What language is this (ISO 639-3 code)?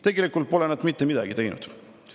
est